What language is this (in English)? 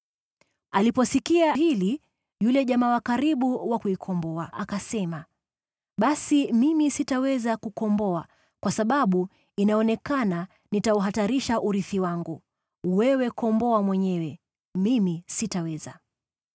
Swahili